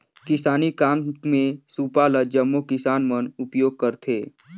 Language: Chhattisgarhi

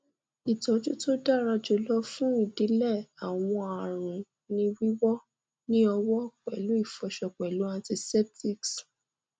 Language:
Yoruba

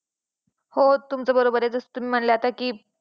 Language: Marathi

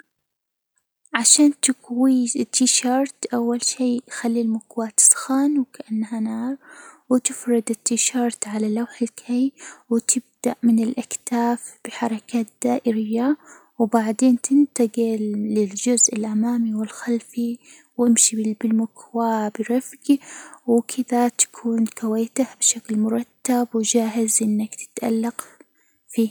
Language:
Hijazi Arabic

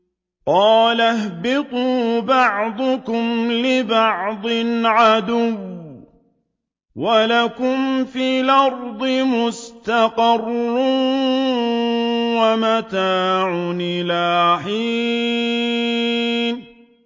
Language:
Arabic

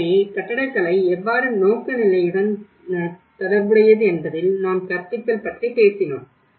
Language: Tamil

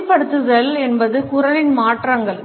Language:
Tamil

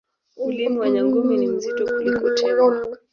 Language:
Swahili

